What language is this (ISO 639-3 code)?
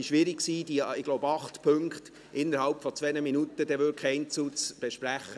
gsw